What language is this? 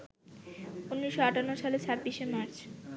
Bangla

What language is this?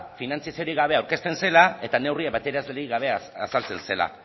Basque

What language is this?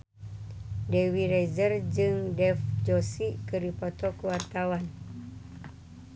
Sundanese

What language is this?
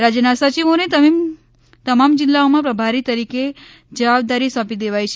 Gujarati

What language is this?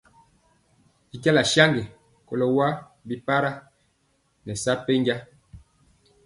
Mpiemo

